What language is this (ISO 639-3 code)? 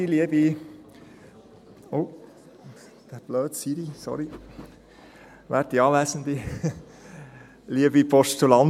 gsw